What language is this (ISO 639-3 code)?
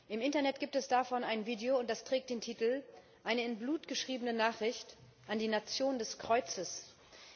deu